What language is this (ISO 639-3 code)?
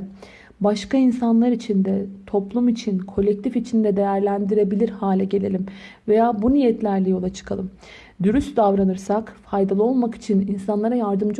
tur